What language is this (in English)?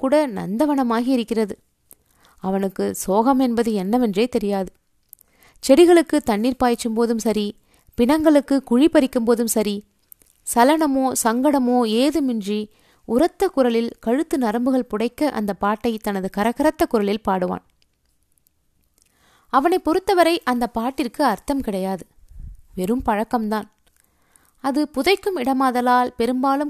Tamil